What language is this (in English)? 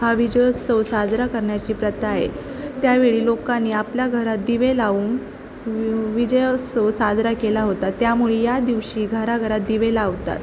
Marathi